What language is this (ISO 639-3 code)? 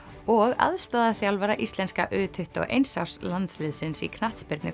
isl